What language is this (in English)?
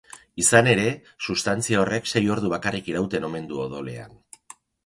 Basque